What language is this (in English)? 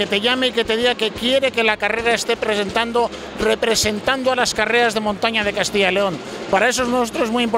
Spanish